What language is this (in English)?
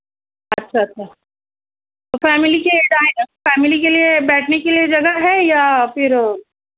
Urdu